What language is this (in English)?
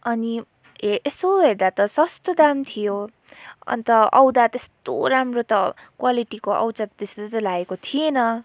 Nepali